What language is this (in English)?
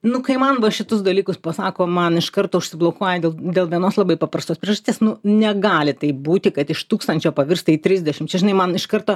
Lithuanian